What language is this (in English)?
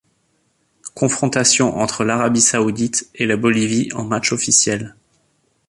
French